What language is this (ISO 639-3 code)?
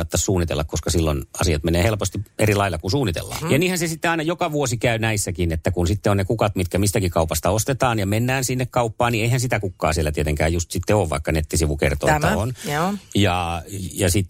fin